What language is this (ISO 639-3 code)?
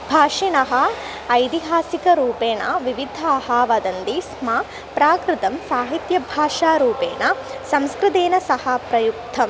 san